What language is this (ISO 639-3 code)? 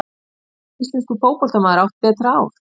isl